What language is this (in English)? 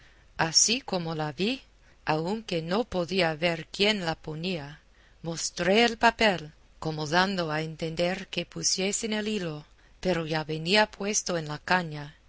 Spanish